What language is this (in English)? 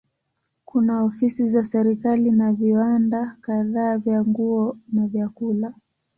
Swahili